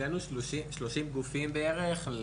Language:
Hebrew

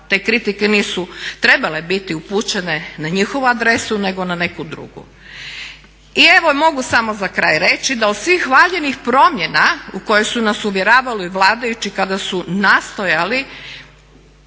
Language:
Croatian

